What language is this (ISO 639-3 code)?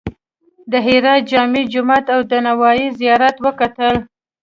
pus